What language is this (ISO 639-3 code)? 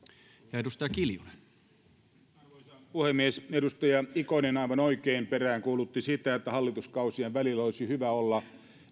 fin